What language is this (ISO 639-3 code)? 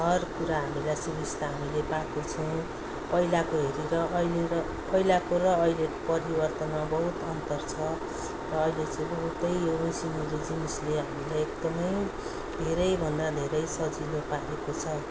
nep